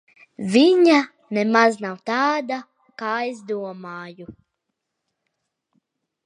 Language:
Latvian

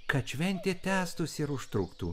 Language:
Lithuanian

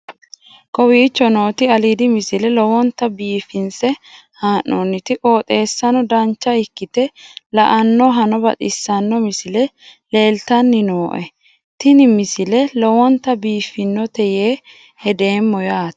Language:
Sidamo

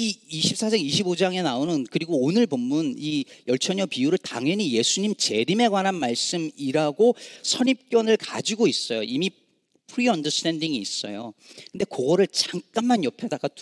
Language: Korean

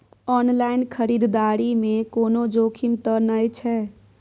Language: Maithili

